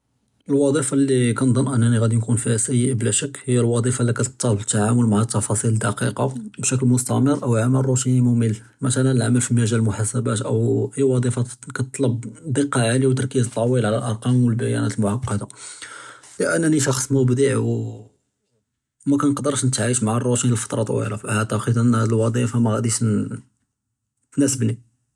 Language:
Judeo-Arabic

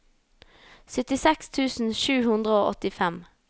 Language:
Norwegian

